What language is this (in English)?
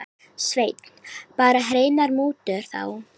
Icelandic